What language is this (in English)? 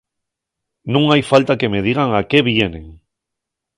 Asturian